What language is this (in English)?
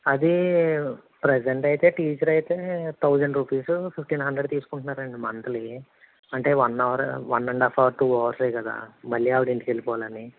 Telugu